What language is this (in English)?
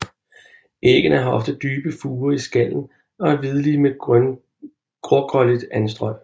Danish